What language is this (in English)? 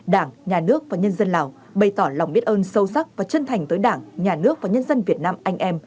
Vietnamese